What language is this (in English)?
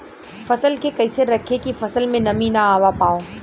Bhojpuri